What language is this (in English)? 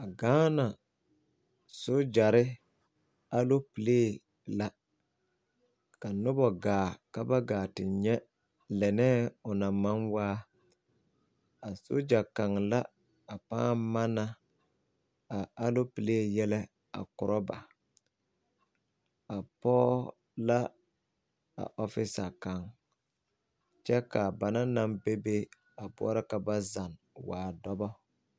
Southern Dagaare